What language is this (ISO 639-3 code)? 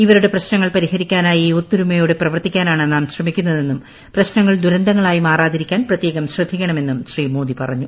mal